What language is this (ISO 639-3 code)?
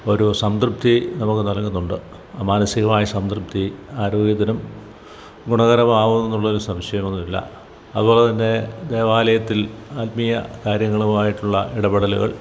mal